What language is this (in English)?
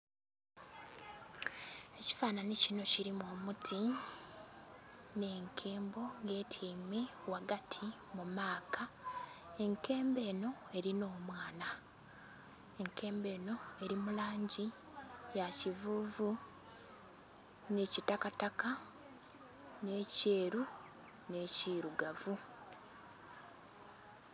Soga